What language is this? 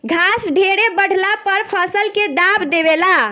Bhojpuri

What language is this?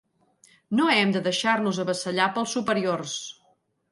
Catalan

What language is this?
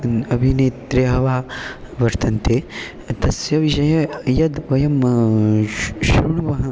Sanskrit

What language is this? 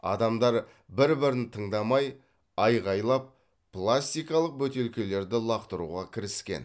Kazakh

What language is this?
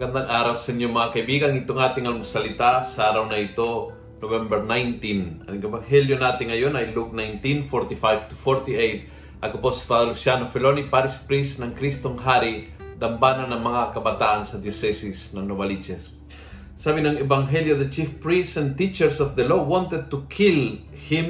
Filipino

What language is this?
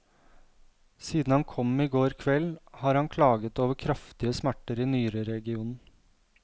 Norwegian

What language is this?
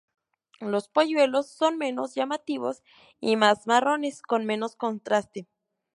Spanish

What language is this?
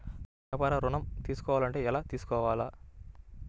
Telugu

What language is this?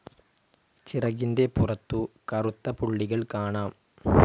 Malayalam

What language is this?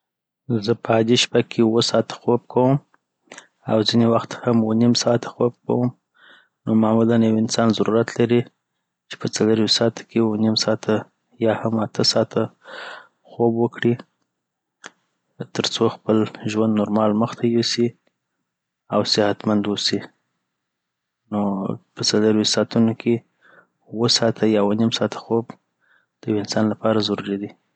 Southern Pashto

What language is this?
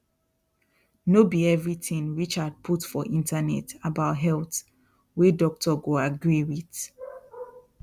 Nigerian Pidgin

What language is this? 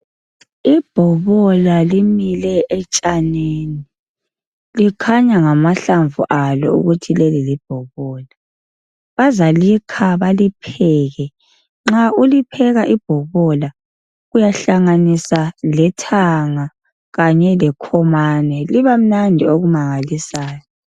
North Ndebele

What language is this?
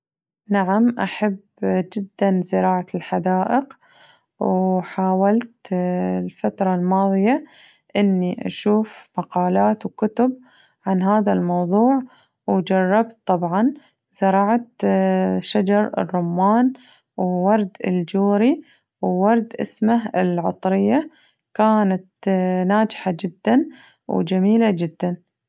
Najdi Arabic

